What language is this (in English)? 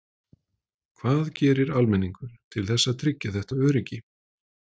Icelandic